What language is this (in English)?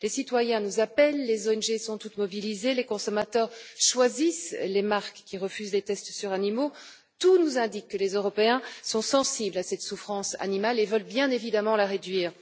French